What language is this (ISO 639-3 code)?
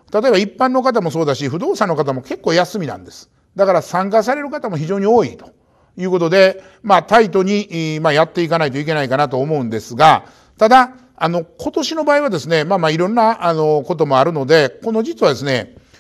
jpn